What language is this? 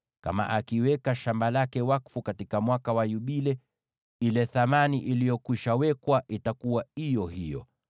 Swahili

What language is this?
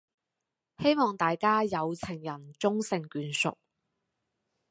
Cantonese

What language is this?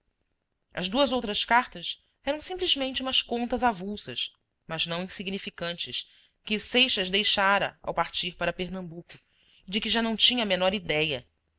Portuguese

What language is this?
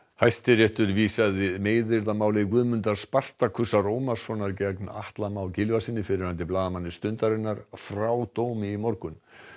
Icelandic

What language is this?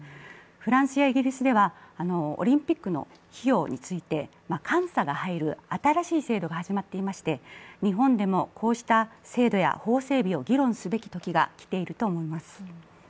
Japanese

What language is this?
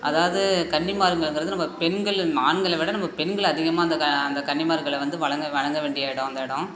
Tamil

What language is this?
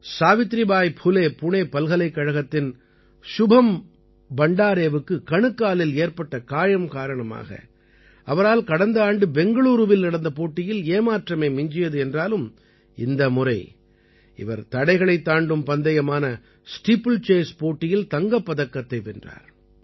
Tamil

